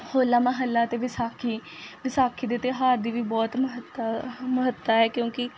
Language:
Punjabi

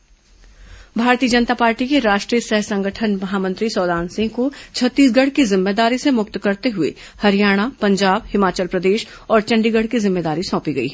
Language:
Hindi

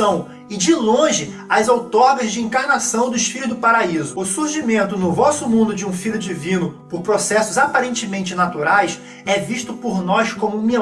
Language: Portuguese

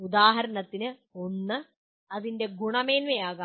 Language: Malayalam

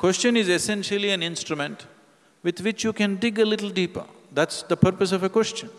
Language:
English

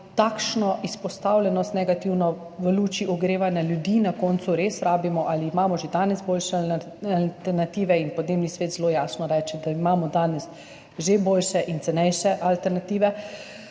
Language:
Slovenian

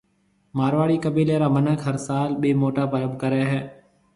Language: Marwari (Pakistan)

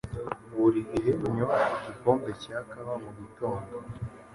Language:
Kinyarwanda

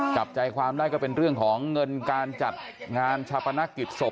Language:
Thai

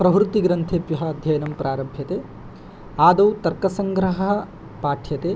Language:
Sanskrit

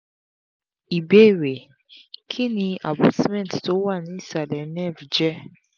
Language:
Yoruba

